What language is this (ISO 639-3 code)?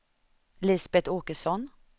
swe